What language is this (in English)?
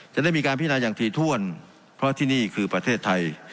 Thai